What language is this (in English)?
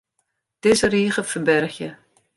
Western Frisian